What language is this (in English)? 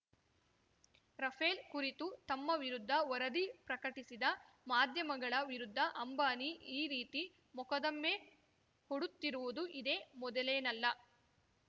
Kannada